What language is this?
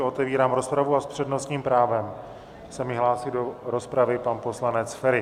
Czech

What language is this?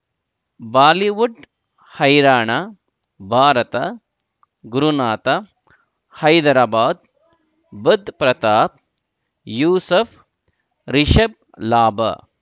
Kannada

